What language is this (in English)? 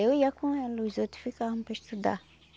Portuguese